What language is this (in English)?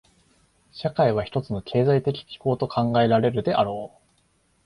Japanese